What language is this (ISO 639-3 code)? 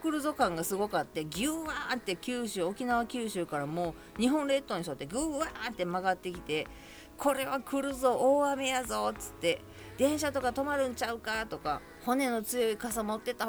jpn